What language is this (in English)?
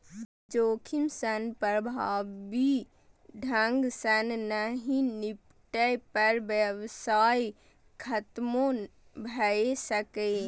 Maithili